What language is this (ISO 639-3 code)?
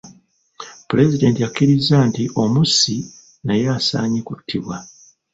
lug